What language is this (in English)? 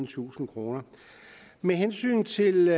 Danish